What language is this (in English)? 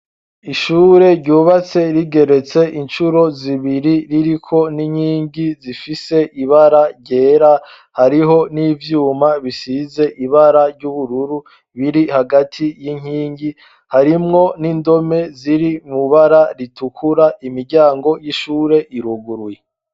Rundi